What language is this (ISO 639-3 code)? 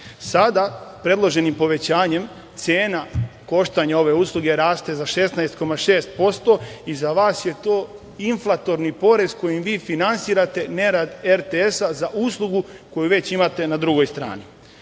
srp